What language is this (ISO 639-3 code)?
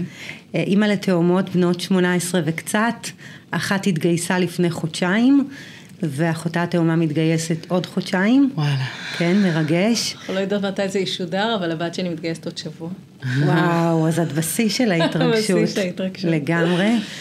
heb